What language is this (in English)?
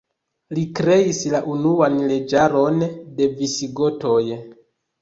Esperanto